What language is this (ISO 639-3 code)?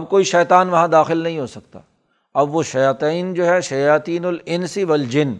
urd